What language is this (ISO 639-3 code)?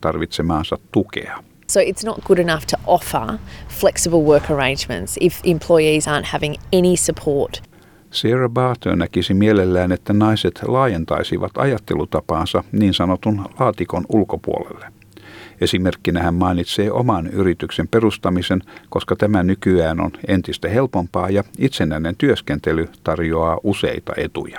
fin